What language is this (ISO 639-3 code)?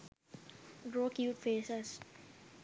sin